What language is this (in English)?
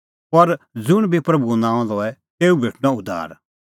Kullu Pahari